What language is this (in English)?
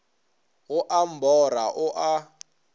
Northern Sotho